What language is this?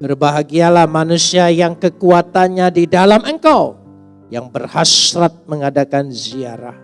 Indonesian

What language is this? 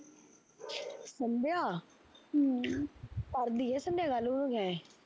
Punjabi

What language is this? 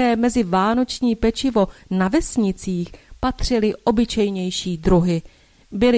Czech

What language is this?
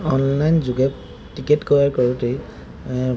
Assamese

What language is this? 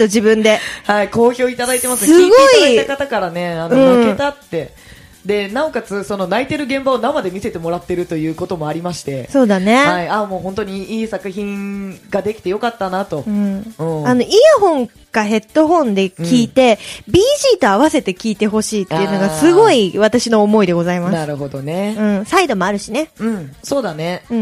Japanese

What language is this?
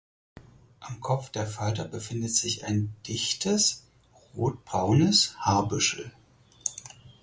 German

